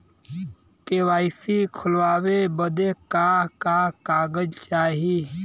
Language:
Bhojpuri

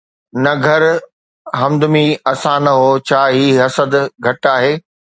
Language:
Sindhi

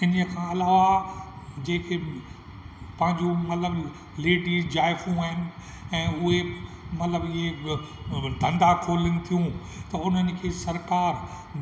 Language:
Sindhi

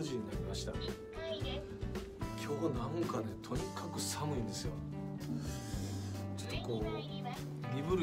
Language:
Japanese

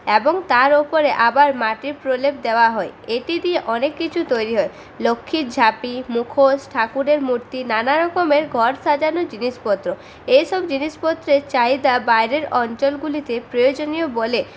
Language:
Bangla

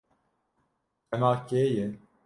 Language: Kurdish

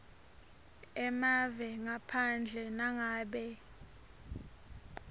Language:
Swati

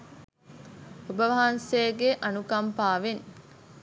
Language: Sinhala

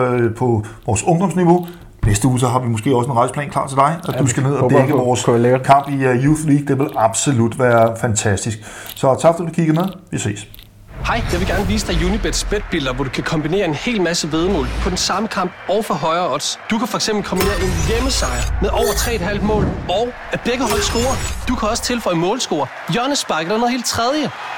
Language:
Danish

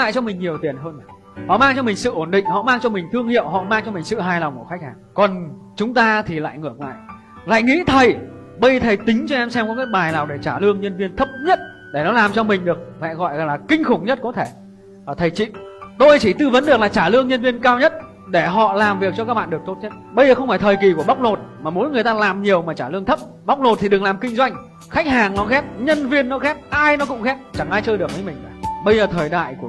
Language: Vietnamese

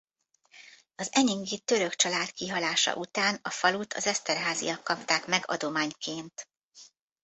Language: Hungarian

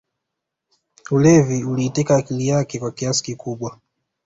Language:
Swahili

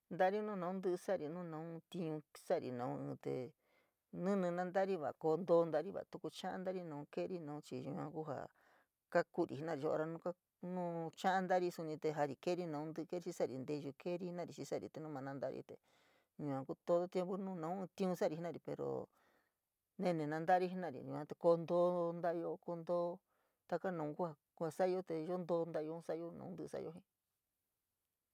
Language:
San Miguel El Grande Mixtec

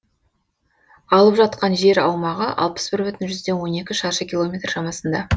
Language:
Kazakh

